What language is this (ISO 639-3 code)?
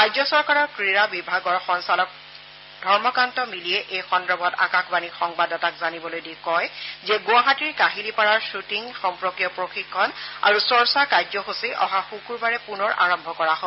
asm